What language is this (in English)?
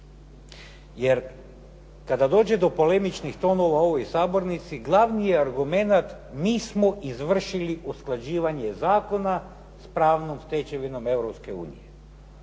Croatian